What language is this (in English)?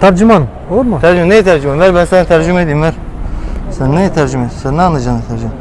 Turkish